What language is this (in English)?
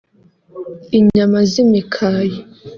Kinyarwanda